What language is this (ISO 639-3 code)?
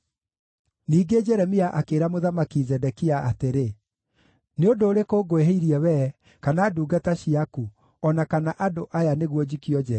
kik